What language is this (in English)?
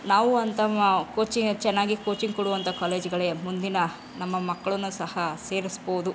Kannada